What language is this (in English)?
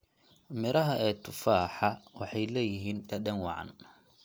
Somali